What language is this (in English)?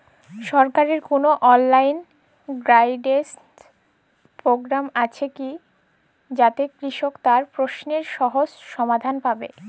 Bangla